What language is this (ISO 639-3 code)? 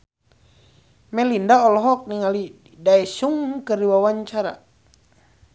sun